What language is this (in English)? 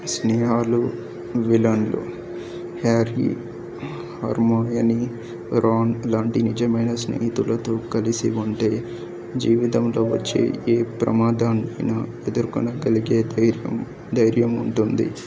Telugu